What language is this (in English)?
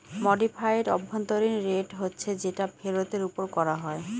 Bangla